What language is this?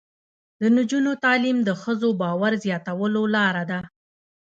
Pashto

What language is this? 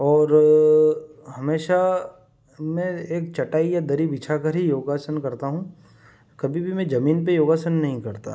Hindi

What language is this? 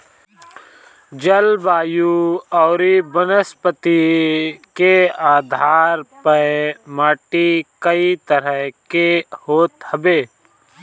Bhojpuri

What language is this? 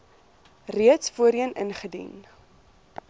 Afrikaans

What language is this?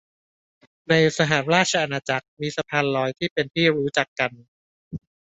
Thai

